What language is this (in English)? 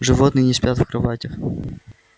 Russian